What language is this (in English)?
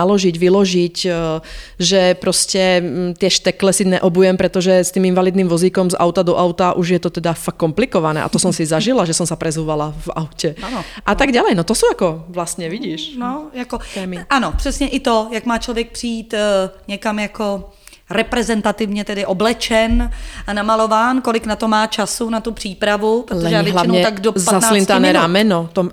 Czech